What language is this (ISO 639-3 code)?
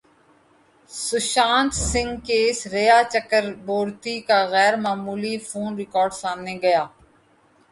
urd